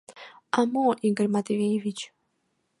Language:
Mari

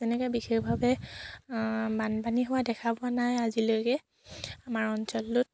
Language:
Assamese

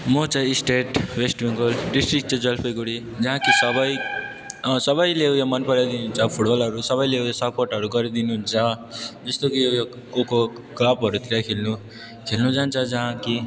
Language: Nepali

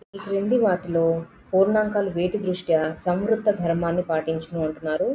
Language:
Telugu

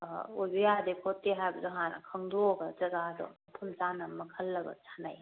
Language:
Manipuri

